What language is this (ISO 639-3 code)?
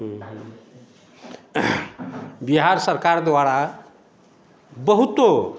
mai